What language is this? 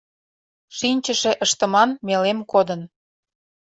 Mari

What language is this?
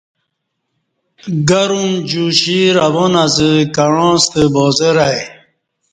Kati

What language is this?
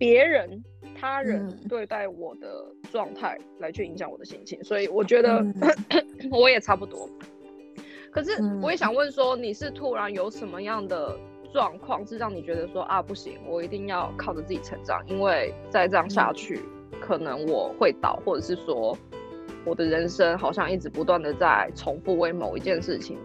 Chinese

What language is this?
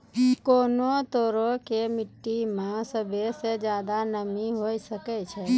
Maithili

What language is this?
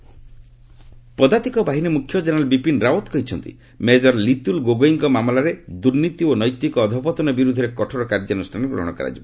Odia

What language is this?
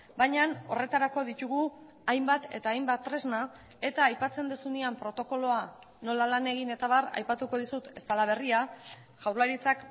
Basque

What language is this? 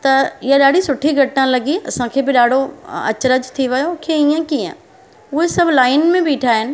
Sindhi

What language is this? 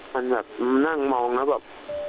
Thai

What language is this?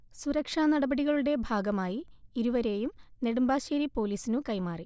Malayalam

